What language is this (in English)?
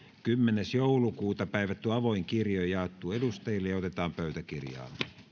Finnish